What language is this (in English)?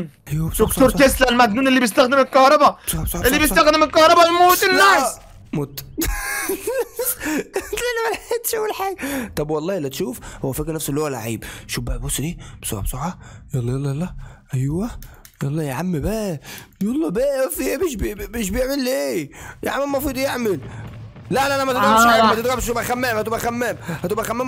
Arabic